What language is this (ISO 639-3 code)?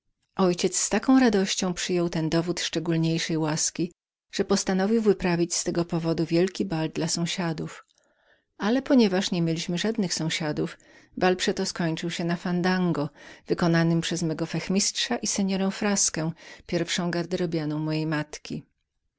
pol